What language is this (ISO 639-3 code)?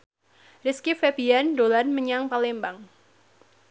jav